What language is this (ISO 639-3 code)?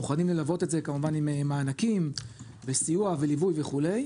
heb